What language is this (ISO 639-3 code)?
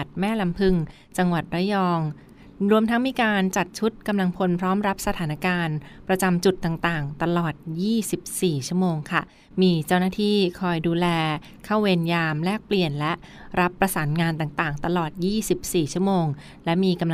tha